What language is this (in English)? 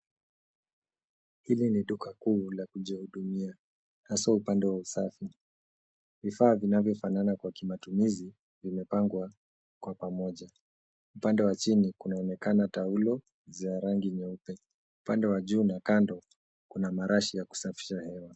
Swahili